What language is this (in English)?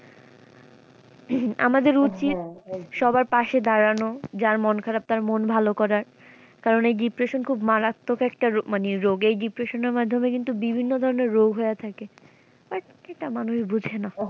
Bangla